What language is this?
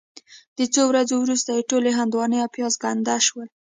Pashto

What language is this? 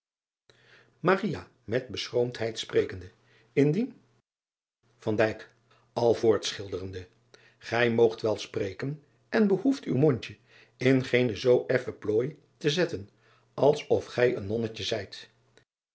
Dutch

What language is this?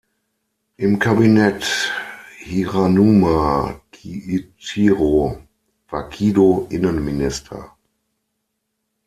German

